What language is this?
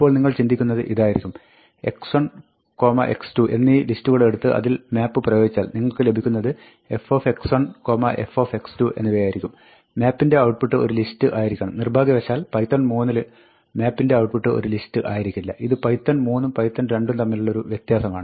Malayalam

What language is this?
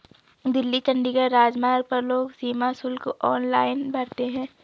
Hindi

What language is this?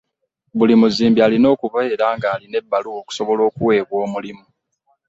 Ganda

